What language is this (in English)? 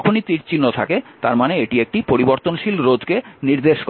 Bangla